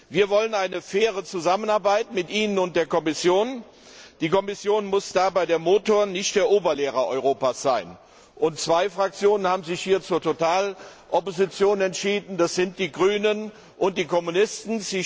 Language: German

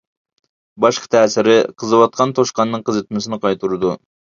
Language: Uyghur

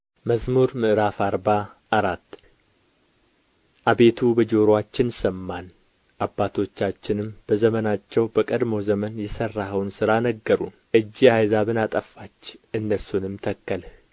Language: Amharic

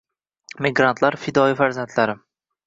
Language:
Uzbek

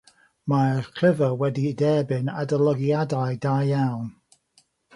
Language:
Welsh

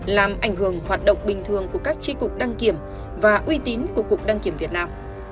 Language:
Vietnamese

